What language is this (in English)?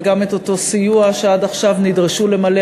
Hebrew